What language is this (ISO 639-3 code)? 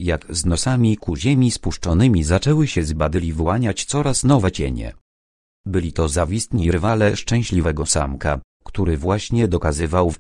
pol